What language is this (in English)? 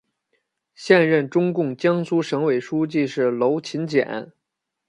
Chinese